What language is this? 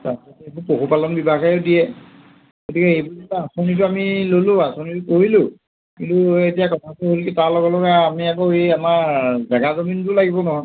Assamese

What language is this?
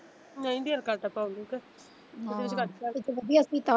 Punjabi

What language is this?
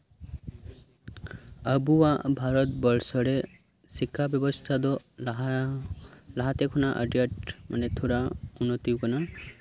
Santali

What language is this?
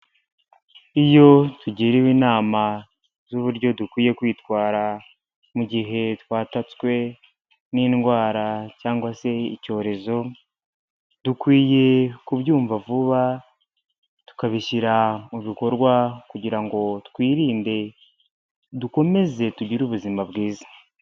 Kinyarwanda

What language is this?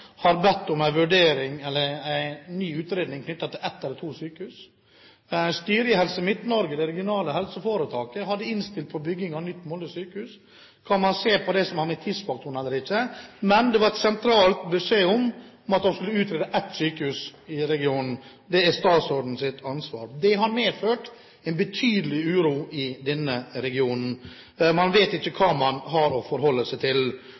Norwegian Bokmål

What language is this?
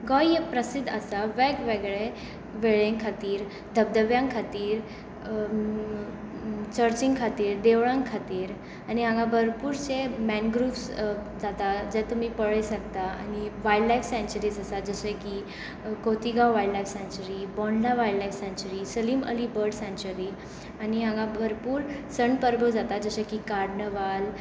Konkani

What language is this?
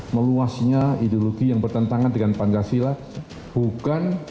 Indonesian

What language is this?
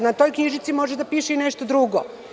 Serbian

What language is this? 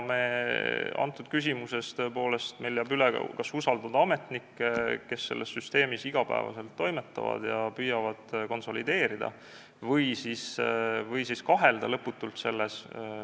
Estonian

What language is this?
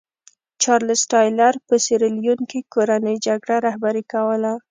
Pashto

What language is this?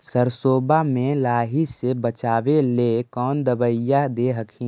Magahi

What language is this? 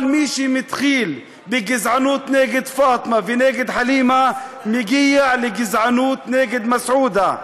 Hebrew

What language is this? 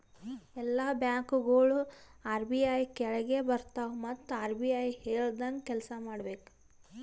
Kannada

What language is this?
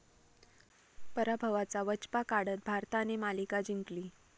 Marathi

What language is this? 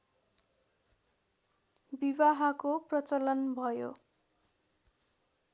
Nepali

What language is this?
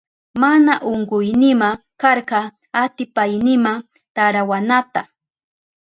Southern Pastaza Quechua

